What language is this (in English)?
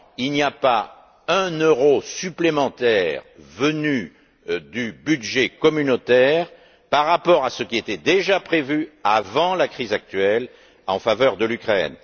French